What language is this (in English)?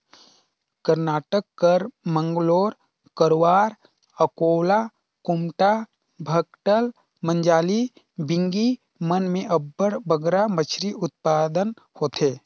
Chhattisgarhi